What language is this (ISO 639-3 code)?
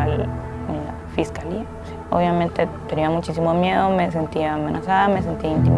spa